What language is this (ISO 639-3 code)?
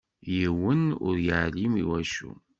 kab